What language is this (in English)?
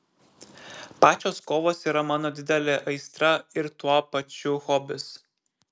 Lithuanian